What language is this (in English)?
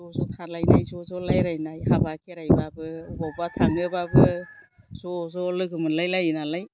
Bodo